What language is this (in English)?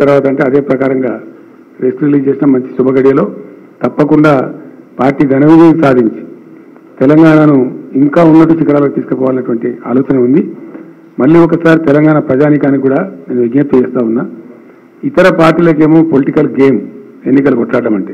Arabic